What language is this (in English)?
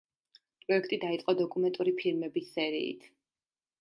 Georgian